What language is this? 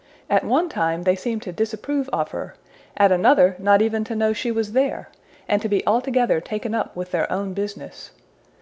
English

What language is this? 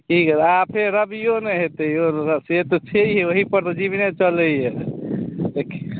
Maithili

